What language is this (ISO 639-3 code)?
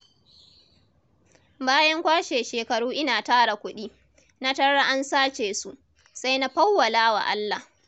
hau